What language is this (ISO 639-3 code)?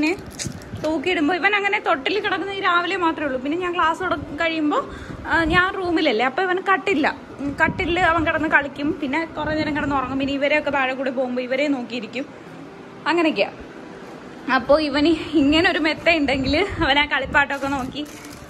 mal